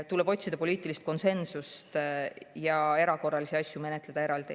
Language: Estonian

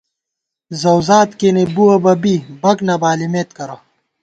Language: Gawar-Bati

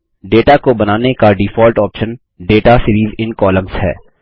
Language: Hindi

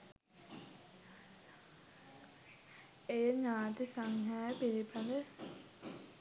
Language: Sinhala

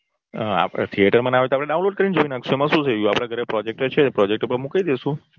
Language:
Gujarati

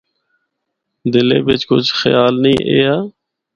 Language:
Northern Hindko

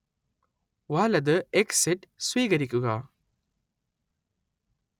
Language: Malayalam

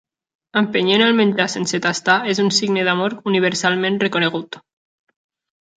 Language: Catalan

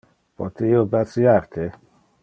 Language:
Interlingua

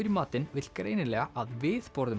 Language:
Icelandic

